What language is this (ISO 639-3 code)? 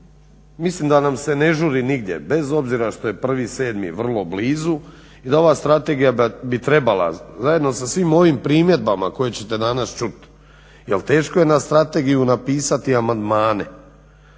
hrv